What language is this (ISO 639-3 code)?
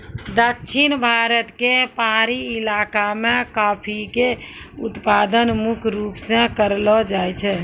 mai